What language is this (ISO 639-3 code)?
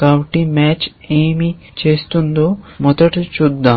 tel